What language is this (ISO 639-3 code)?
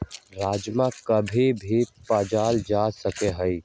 mag